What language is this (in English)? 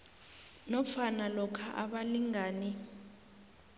South Ndebele